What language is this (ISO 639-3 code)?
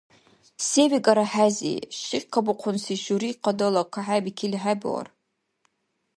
dar